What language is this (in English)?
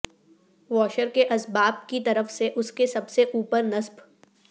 Urdu